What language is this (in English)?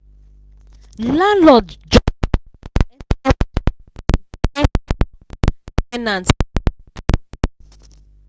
Nigerian Pidgin